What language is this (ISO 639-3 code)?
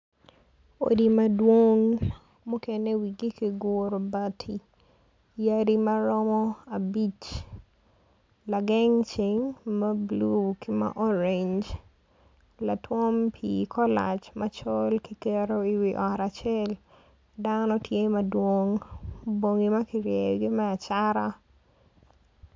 ach